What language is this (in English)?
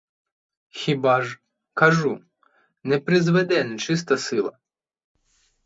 Ukrainian